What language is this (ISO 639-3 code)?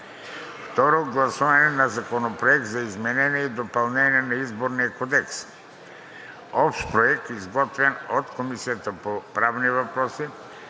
bul